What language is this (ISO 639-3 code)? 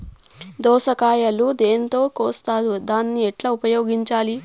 tel